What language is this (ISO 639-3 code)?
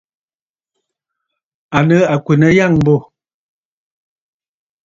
bfd